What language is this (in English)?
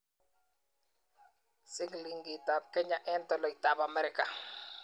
Kalenjin